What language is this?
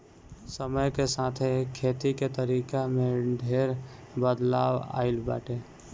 Bhojpuri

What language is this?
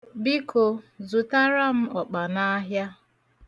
Igbo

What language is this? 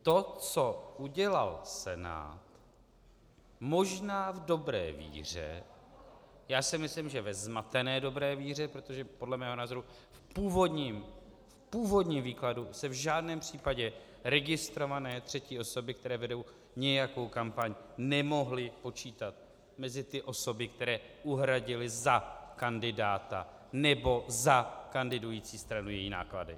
Czech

